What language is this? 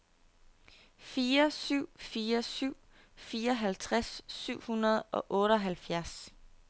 Danish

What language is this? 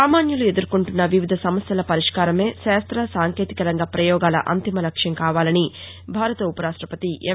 Telugu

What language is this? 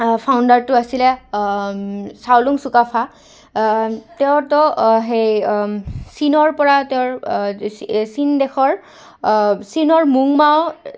Assamese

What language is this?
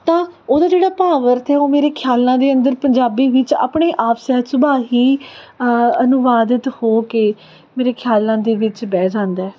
Punjabi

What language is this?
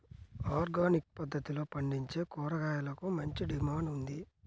Telugu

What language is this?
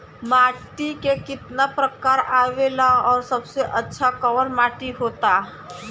Bhojpuri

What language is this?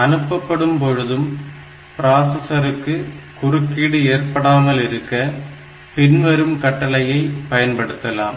Tamil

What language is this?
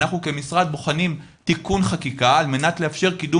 Hebrew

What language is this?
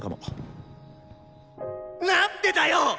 Japanese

